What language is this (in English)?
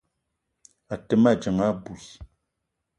Eton (Cameroon)